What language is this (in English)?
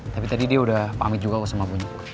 Indonesian